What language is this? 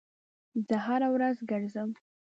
Pashto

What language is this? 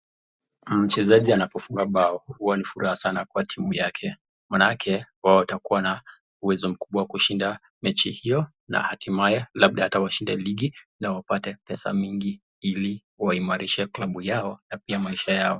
Swahili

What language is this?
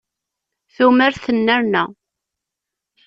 Kabyle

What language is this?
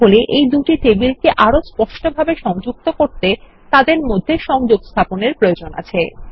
Bangla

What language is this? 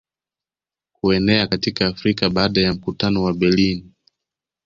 Swahili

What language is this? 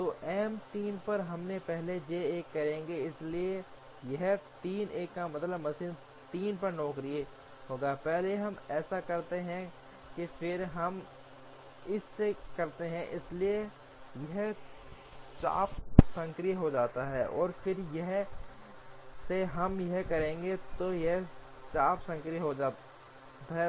Hindi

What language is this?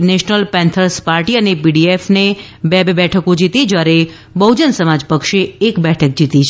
Gujarati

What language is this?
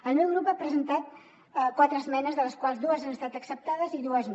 Catalan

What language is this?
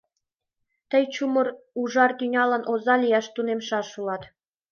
Mari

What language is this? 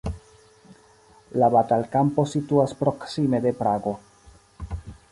Esperanto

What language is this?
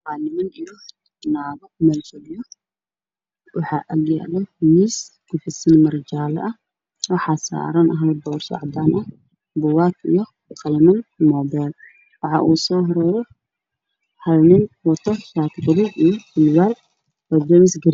Somali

